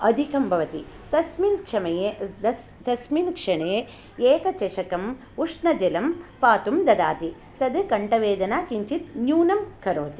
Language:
Sanskrit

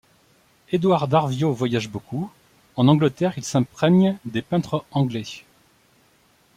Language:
French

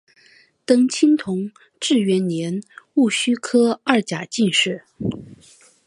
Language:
Chinese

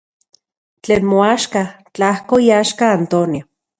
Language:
Central Puebla Nahuatl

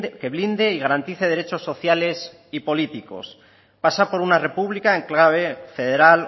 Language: Spanish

